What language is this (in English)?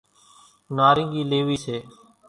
Kachi Koli